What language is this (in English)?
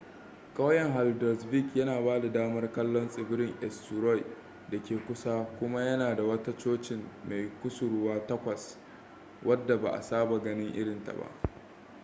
Hausa